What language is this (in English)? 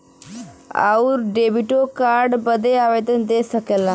Bhojpuri